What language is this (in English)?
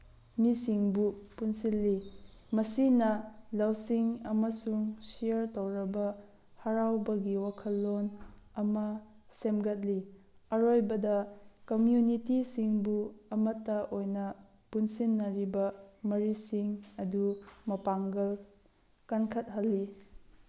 Manipuri